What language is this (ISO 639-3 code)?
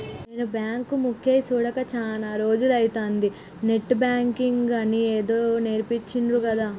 tel